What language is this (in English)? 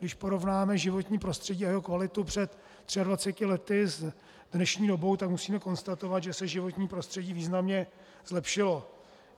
Czech